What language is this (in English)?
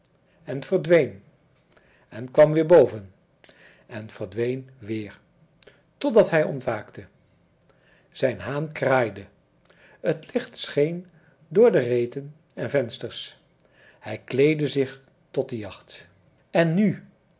Dutch